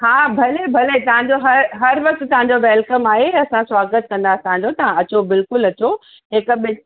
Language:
Sindhi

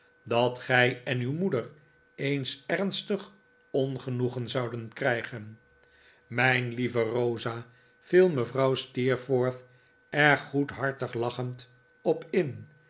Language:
Dutch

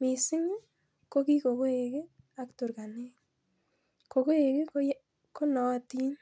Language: Kalenjin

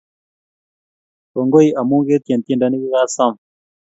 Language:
Kalenjin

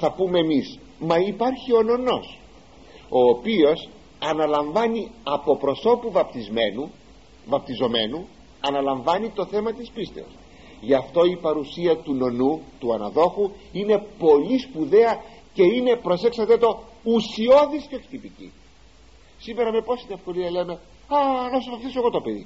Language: Greek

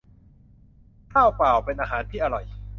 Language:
Thai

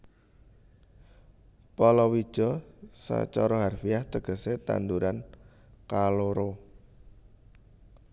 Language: Javanese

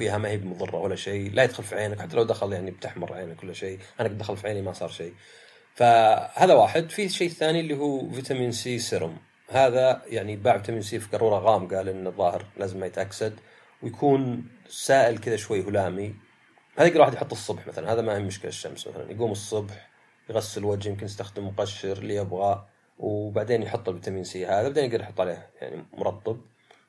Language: Arabic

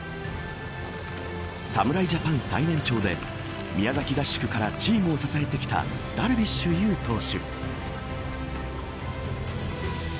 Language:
Japanese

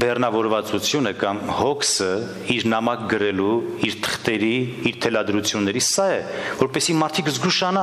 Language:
Romanian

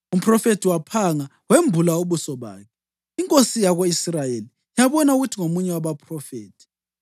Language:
North Ndebele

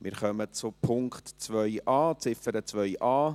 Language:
Swiss German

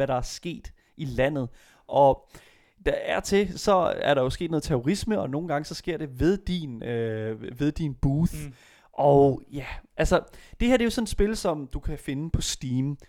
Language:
Danish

